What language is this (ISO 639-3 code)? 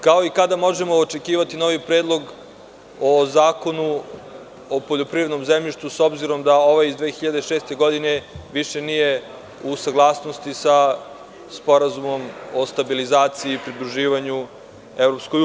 srp